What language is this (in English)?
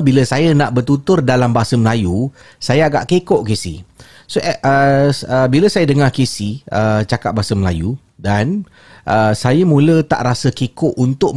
Malay